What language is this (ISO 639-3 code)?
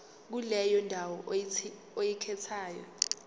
zul